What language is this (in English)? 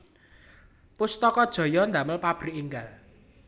Javanese